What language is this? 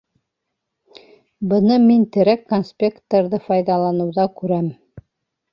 Bashkir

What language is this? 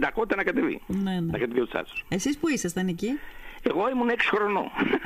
Greek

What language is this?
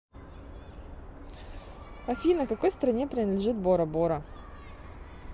Russian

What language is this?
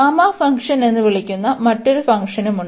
Malayalam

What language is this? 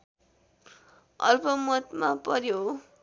Nepali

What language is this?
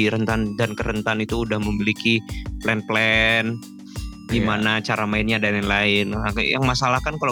Indonesian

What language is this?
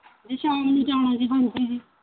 Punjabi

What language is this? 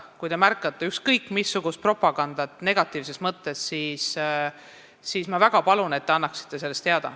Estonian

